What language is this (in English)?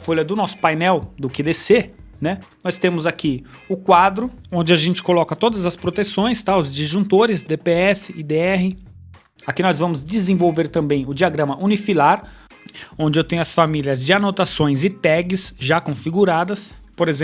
Portuguese